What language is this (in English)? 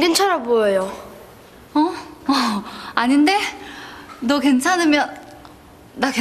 Korean